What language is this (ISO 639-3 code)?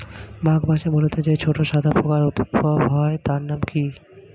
ben